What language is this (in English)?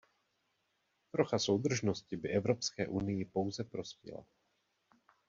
Czech